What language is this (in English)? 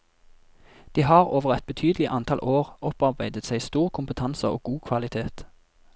Norwegian